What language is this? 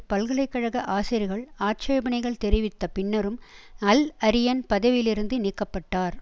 Tamil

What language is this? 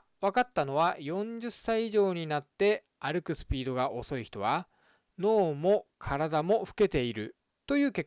Japanese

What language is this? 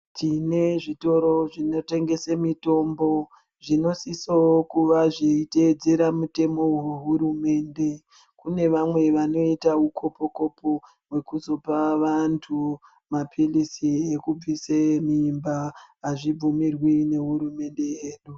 Ndau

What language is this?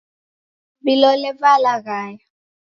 Taita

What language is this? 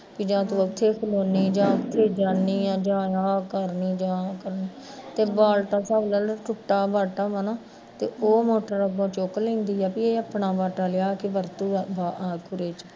Punjabi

